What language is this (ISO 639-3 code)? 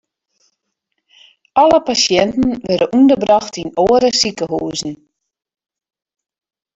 fry